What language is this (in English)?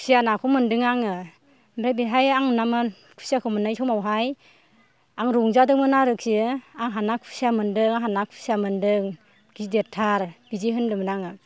Bodo